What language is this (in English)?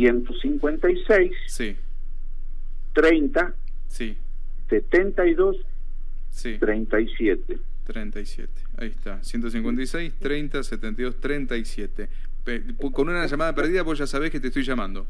Spanish